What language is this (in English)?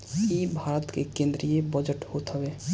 Bhojpuri